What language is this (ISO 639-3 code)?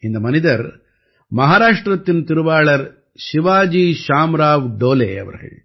tam